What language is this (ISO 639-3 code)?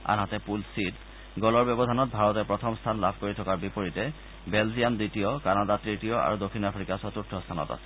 asm